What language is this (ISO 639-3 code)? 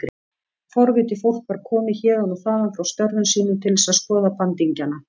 isl